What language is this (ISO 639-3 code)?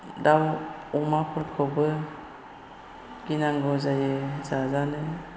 brx